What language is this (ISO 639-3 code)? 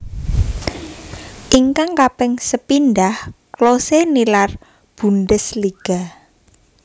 jav